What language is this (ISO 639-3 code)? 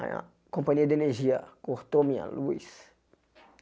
por